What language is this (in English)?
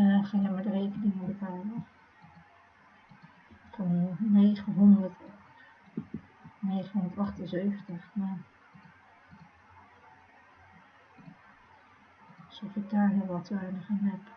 Dutch